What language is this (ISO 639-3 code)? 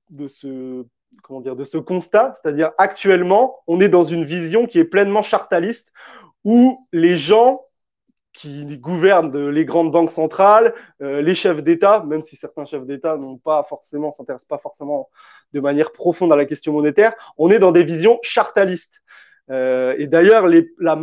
fra